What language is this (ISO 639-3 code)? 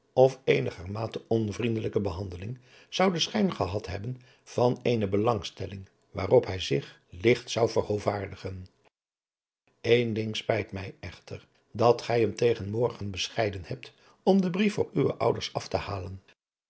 nld